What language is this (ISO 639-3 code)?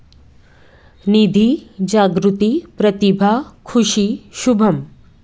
hin